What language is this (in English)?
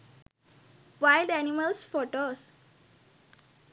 Sinhala